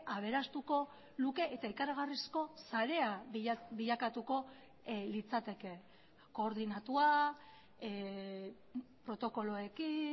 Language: Basque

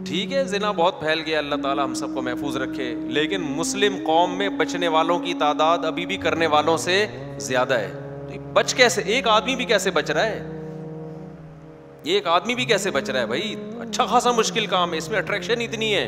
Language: Hindi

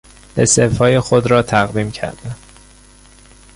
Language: Persian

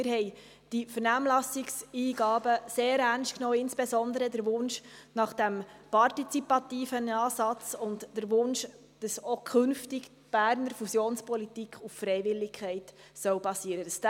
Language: Swiss German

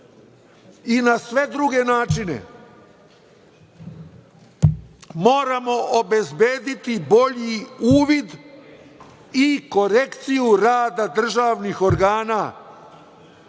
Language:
Serbian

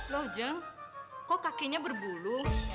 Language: Indonesian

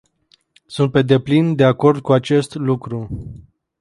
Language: Romanian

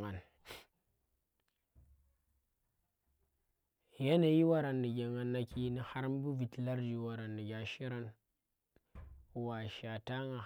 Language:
Tera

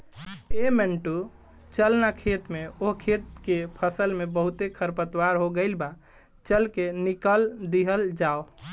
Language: Bhojpuri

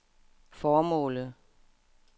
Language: Danish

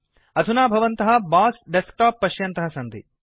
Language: Sanskrit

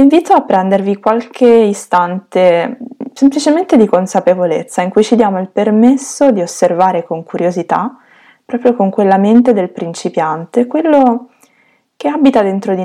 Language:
Italian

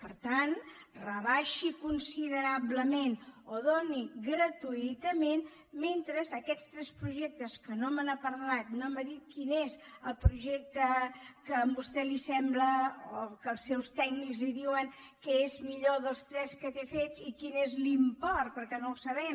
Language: Catalan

